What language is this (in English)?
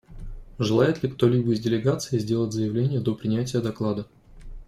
Russian